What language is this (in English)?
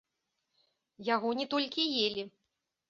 Belarusian